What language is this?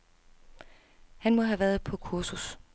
Danish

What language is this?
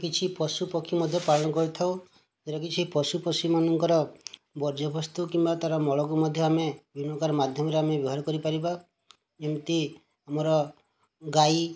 Odia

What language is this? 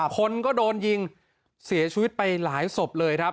Thai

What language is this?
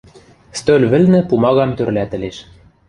Western Mari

